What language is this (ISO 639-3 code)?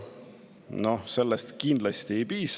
est